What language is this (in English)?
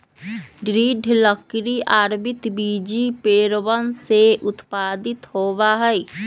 Magahi